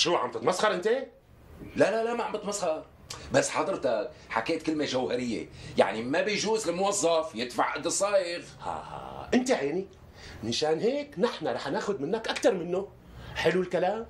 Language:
Arabic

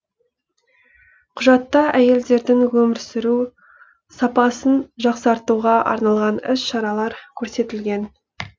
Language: Kazakh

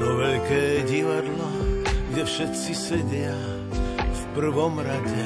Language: Slovak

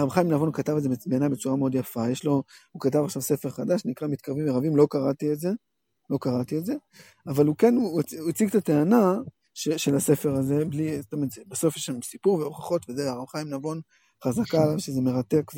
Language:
Hebrew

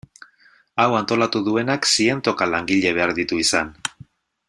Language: Basque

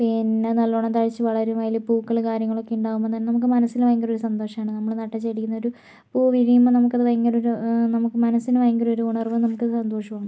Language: Malayalam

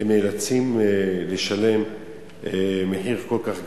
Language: Hebrew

